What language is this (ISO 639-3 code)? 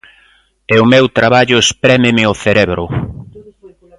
glg